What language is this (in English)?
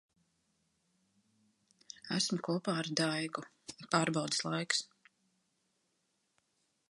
Latvian